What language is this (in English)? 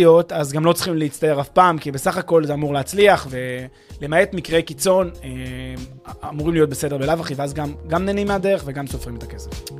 Hebrew